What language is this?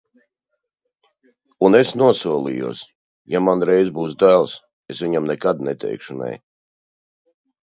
Latvian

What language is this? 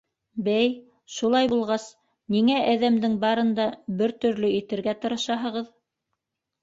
Bashkir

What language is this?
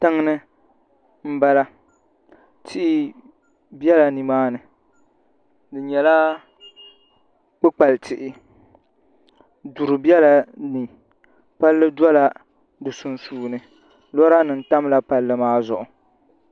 Dagbani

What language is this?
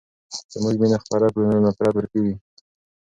Pashto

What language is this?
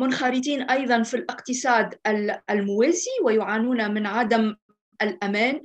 Arabic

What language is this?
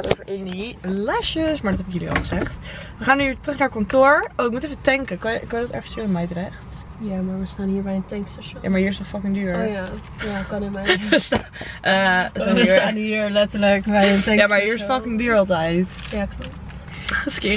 Dutch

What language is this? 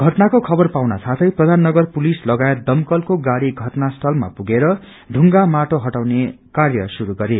Nepali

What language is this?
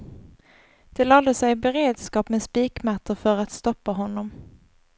Swedish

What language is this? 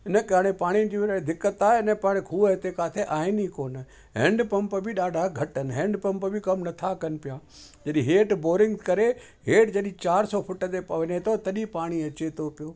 Sindhi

